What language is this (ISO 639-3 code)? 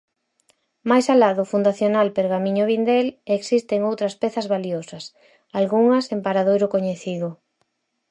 glg